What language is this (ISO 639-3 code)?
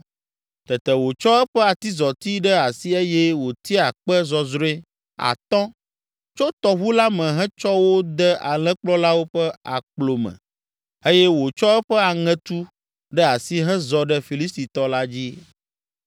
ewe